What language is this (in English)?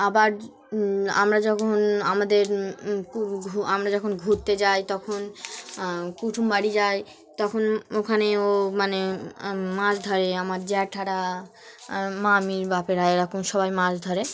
Bangla